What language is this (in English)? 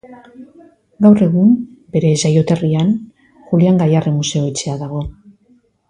Basque